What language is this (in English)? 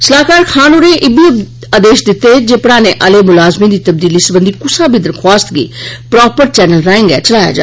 Dogri